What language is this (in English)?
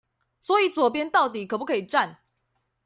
Chinese